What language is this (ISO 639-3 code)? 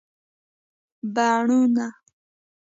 pus